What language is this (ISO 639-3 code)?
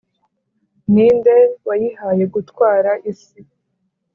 kin